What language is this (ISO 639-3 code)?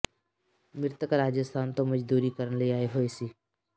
pan